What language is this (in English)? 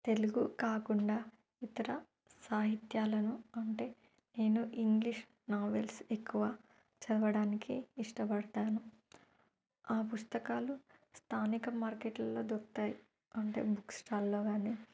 Telugu